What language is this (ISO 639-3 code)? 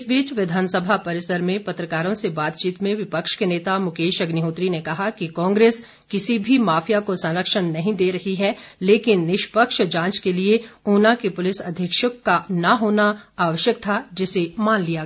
hin